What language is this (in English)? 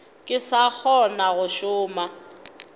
Northern Sotho